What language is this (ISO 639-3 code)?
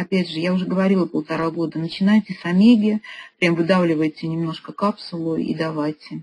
rus